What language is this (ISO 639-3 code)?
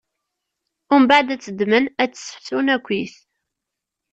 kab